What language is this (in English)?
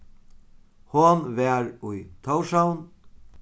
Faroese